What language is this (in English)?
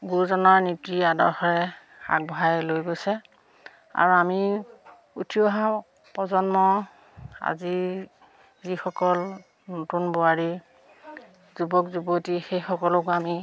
Assamese